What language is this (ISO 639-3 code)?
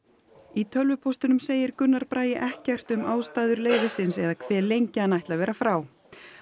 isl